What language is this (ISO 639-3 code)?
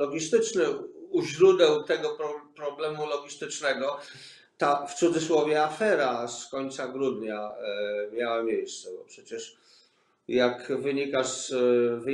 pol